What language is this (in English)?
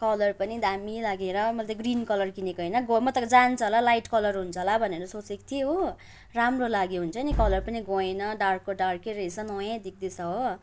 Nepali